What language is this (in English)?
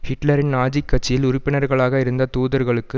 Tamil